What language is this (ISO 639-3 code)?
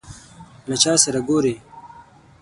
pus